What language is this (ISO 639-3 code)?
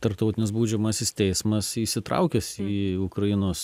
lit